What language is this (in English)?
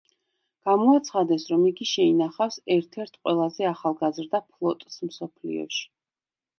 Georgian